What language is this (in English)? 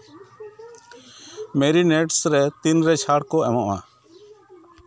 Santali